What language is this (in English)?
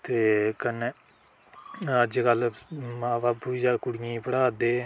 Dogri